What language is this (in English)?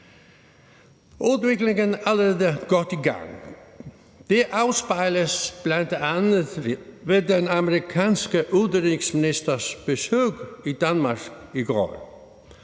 Danish